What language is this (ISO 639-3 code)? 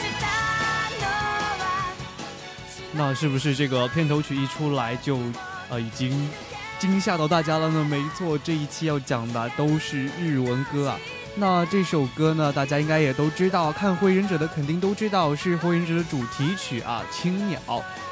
zho